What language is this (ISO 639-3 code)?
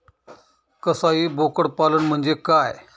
mar